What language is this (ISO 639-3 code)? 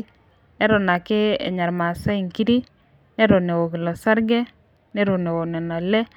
mas